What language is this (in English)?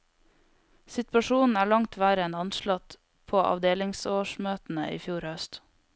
Norwegian